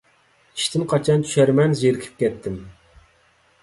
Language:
Uyghur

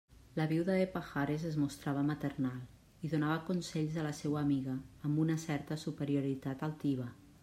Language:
Catalan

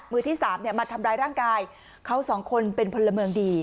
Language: Thai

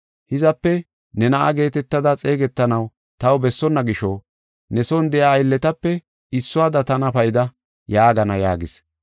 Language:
Gofa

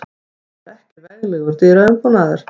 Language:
Icelandic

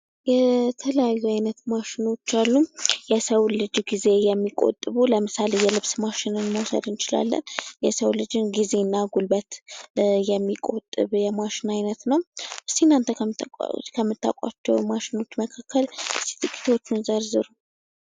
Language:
Amharic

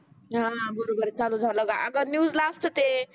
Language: Marathi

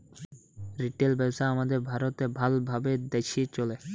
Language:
Bangla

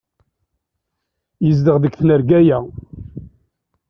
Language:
Kabyle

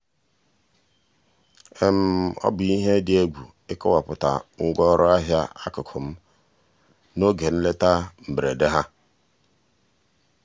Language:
Igbo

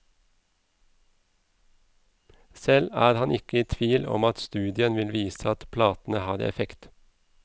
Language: Norwegian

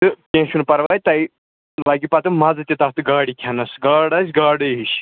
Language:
Kashmiri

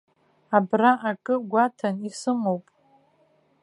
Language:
Abkhazian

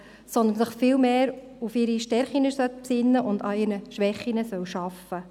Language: Swiss German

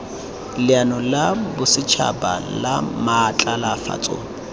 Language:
Tswana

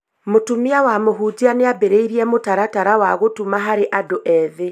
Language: Kikuyu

